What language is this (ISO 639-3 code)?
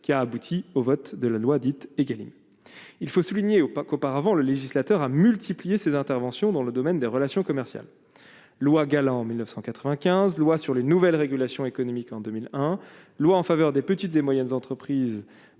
fra